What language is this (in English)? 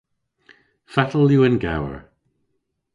Cornish